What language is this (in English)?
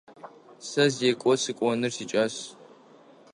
Adyghe